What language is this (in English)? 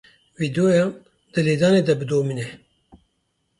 Kurdish